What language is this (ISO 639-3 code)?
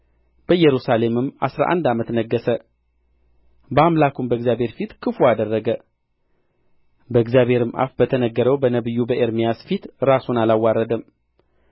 amh